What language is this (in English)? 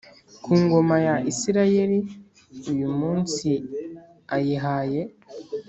Kinyarwanda